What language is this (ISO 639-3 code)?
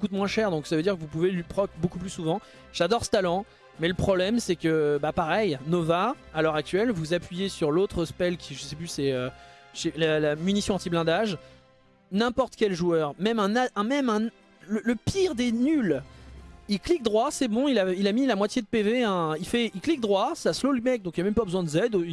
fra